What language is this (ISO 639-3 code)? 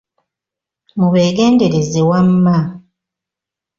lug